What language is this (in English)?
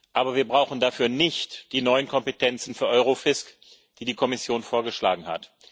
German